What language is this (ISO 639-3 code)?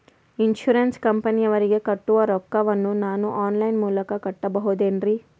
kan